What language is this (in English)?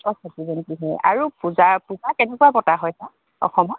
Assamese